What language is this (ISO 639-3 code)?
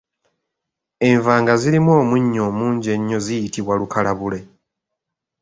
lug